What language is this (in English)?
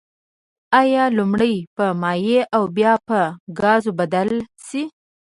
Pashto